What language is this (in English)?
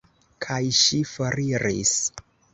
Esperanto